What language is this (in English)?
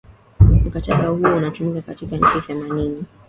Swahili